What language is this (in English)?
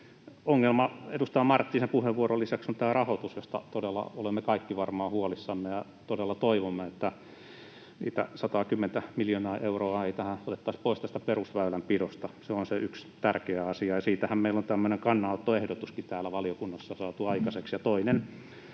Finnish